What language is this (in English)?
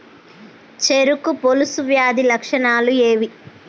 Telugu